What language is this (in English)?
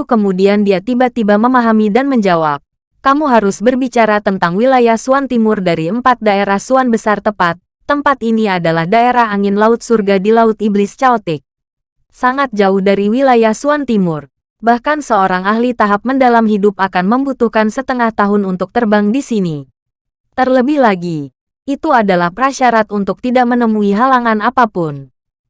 Indonesian